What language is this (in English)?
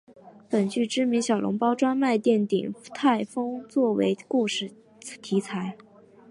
Chinese